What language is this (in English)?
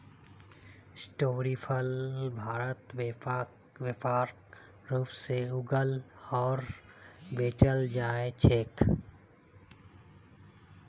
Magahi